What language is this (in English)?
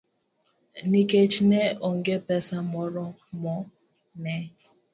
Luo (Kenya and Tanzania)